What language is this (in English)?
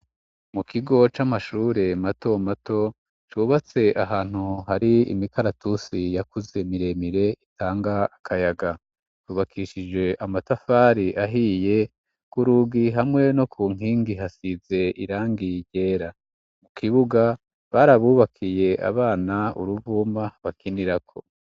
Rundi